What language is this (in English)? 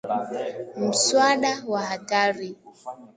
Swahili